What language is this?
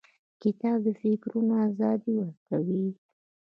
Pashto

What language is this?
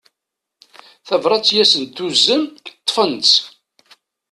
Kabyle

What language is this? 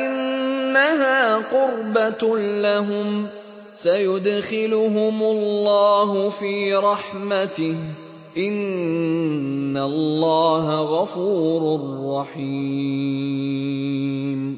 Arabic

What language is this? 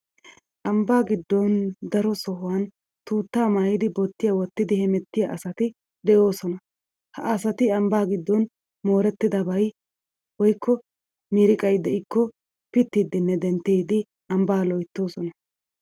Wolaytta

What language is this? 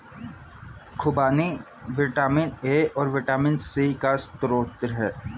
Hindi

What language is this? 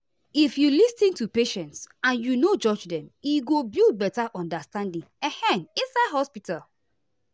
Nigerian Pidgin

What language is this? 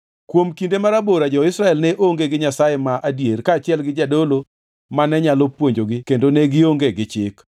Luo (Kenya and Tanzania)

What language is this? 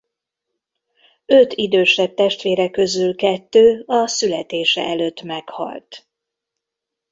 Hungarian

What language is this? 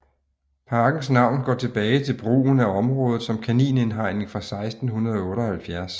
Danish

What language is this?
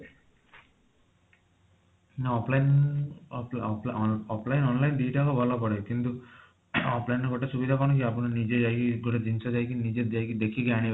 Odia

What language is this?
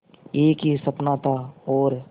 Hindi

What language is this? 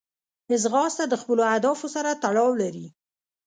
Pashto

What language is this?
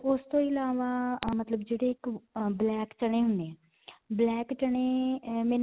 Punjabi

